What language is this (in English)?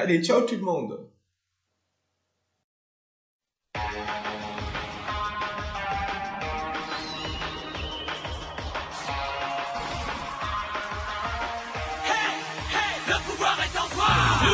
French